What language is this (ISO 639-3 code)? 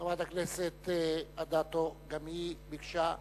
heb